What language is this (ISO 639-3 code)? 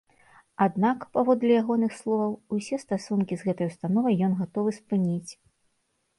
bel